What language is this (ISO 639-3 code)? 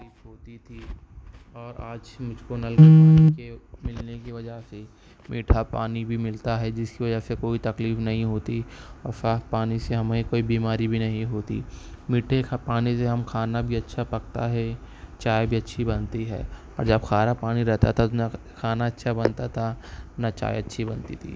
urd